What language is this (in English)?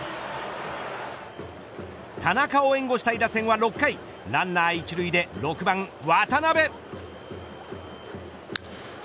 Japanese